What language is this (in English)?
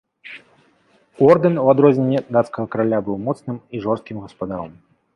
Belarusian